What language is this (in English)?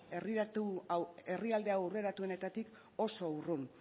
Basque